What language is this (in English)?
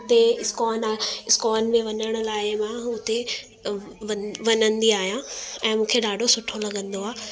Sindhi